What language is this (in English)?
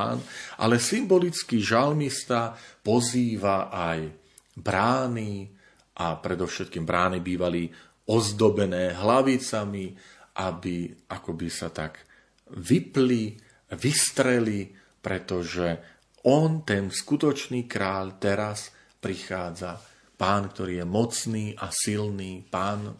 Slovak